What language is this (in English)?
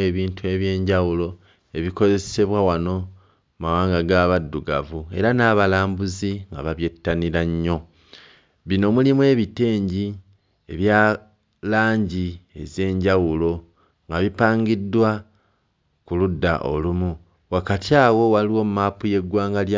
Ganda